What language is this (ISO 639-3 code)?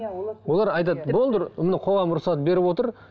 kaz